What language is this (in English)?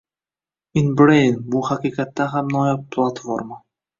Uzbek